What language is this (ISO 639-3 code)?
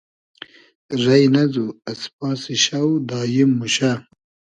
haz